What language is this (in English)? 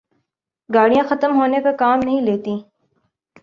Urdu